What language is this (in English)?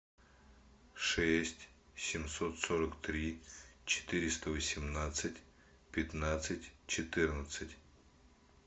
Russian